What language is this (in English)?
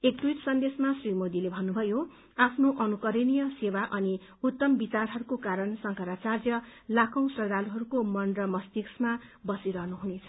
Nepali